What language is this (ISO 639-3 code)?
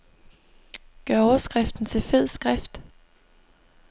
dan